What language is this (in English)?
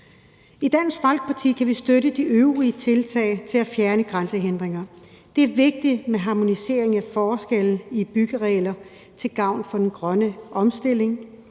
Danish